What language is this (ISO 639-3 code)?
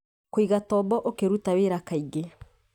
kik